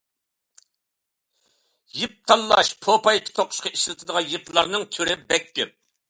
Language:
Uyghur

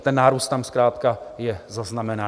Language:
Czech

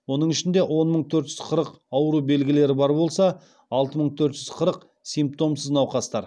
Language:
Kazakh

